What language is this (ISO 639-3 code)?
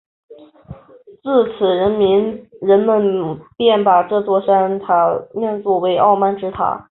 zho